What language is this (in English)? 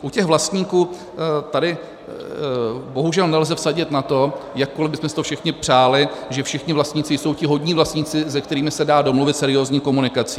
Czech